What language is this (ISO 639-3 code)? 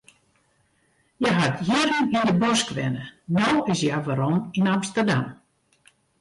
fry